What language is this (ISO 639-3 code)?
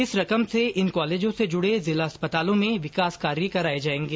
hin